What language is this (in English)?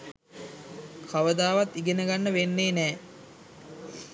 Sinhala